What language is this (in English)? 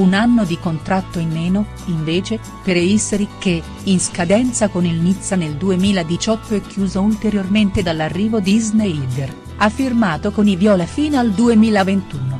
Italian